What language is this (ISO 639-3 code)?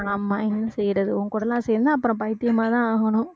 tam